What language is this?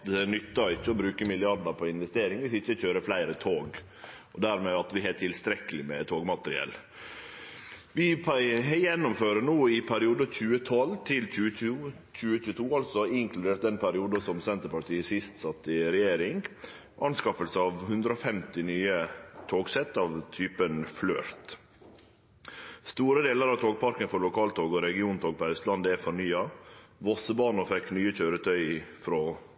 Norwegian Nynorsk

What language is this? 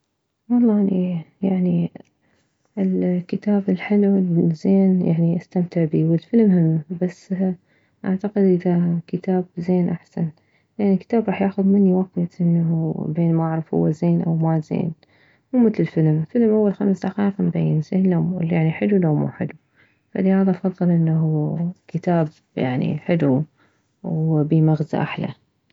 Mesopotamian Arabic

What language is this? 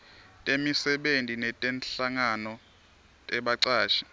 Swati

